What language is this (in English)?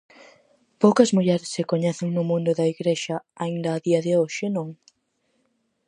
Galician